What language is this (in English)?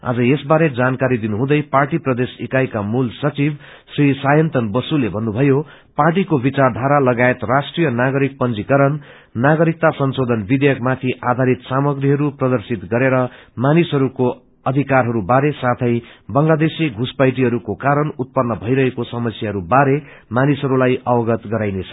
Nepali